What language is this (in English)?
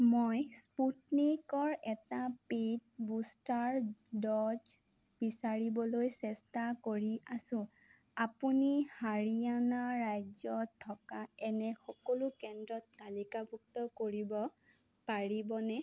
Assamese